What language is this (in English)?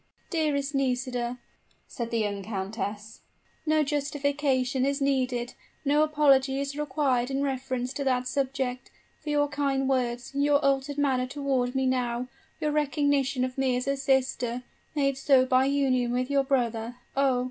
English